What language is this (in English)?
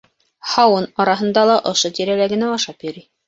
Bashkir